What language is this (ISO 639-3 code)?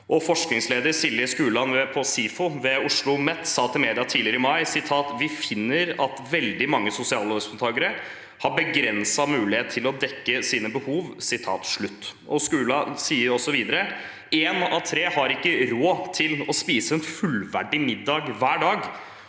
nor